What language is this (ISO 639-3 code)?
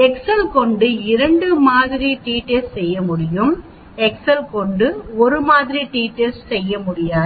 tam